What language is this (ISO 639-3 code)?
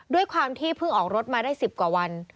tha